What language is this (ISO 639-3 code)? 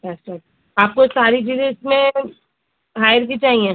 urd